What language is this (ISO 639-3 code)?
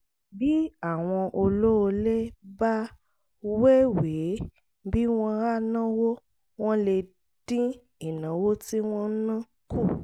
yor